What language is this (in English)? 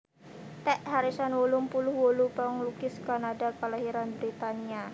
Javanese